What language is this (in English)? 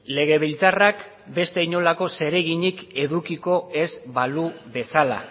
Basque